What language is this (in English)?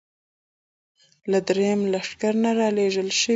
Pashto